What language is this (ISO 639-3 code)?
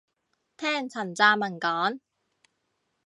yue